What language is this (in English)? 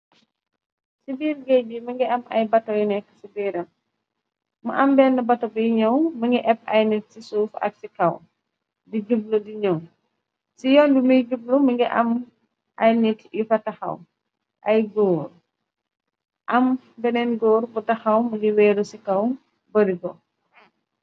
Wolof